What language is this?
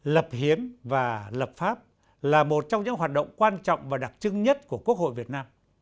Vietnamese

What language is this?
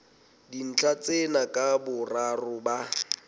Southern Sotho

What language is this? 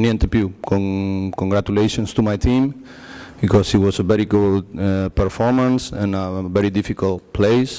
Italian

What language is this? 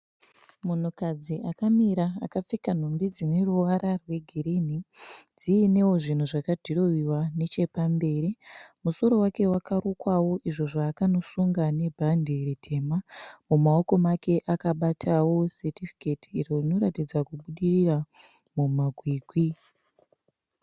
Shona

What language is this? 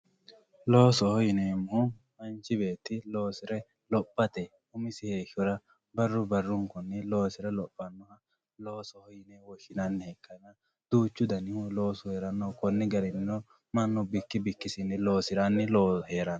Sidamo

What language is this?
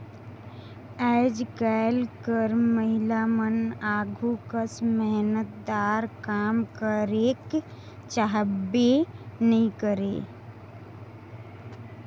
Chhattisgarhi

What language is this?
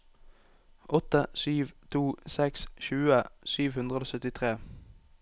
Norwegian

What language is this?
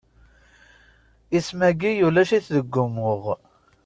Kabyle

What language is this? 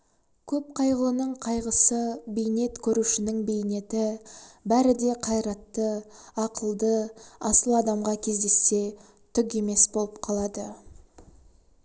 Kazakh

